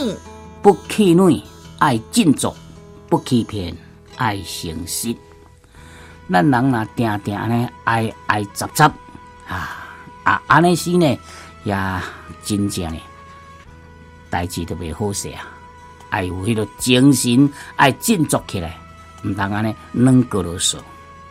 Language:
Chinese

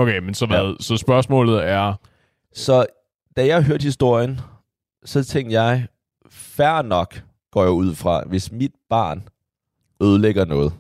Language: Danish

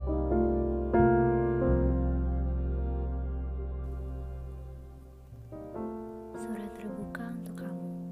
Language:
Indonesian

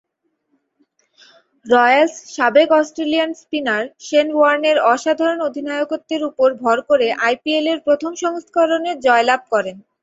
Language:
Bangla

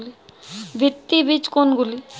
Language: Bangla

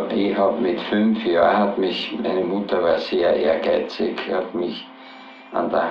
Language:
German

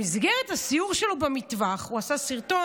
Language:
Hebrew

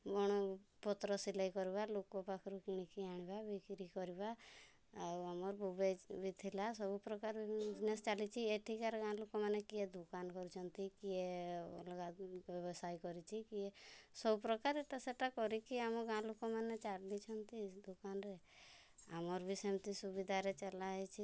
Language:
Odia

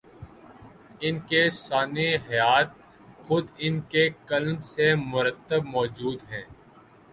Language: Urdu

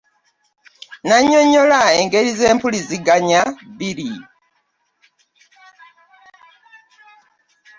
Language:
Ganda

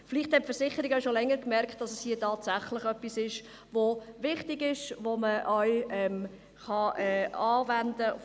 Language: Swiss German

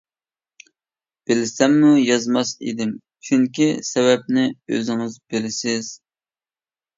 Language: Uyghur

